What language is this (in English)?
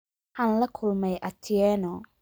Somali